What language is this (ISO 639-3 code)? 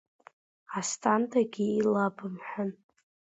abk